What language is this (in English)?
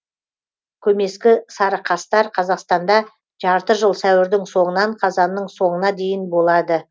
Kazakh